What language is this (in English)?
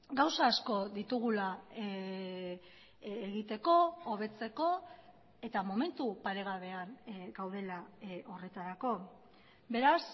Basque